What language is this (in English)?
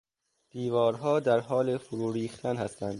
Persian